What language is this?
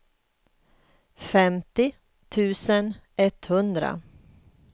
Swedish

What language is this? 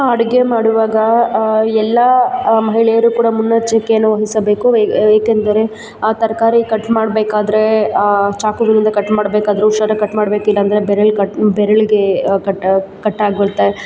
Kannada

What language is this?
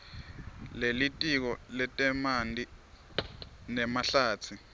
Swati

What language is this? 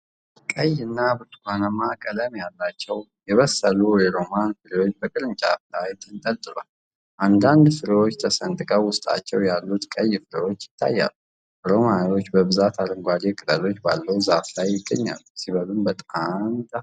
Amharic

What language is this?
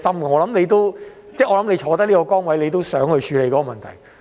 Cantonese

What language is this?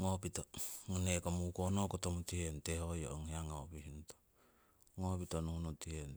Siwai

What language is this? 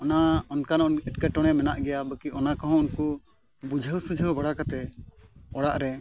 Santali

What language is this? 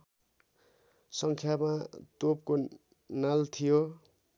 Nepali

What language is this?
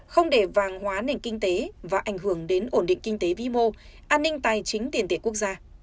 Vietnamese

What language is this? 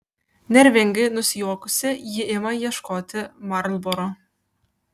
Lithuanian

